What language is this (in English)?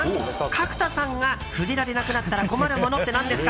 Japanese